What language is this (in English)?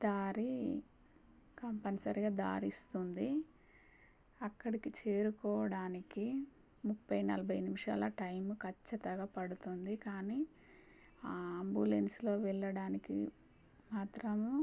Telugu